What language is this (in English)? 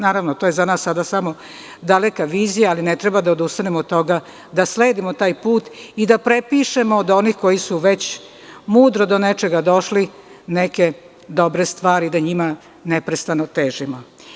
Serbian